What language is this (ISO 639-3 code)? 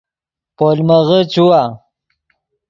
ydg